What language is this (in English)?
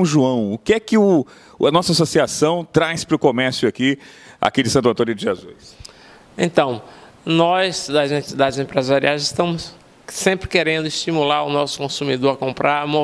Portuguese